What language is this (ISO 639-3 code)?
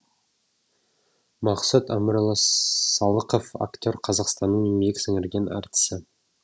kaz